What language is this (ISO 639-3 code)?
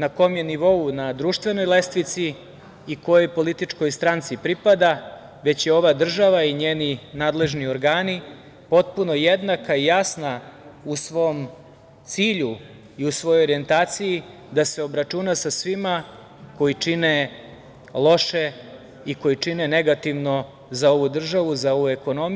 srp